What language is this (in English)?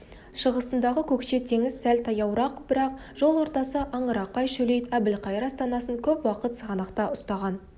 Kazakh